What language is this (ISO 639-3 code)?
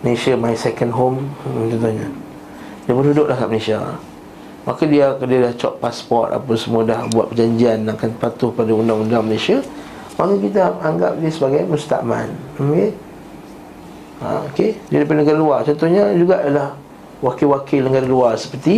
msa